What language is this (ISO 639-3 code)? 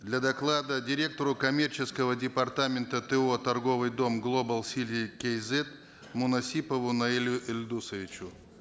kaz